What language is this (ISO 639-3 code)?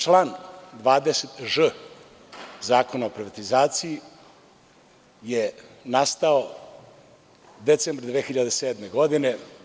srp